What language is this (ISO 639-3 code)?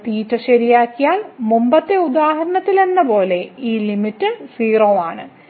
mal